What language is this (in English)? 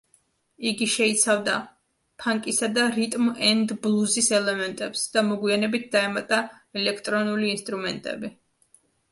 Georgian